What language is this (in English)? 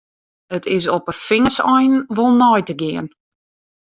Western Frisian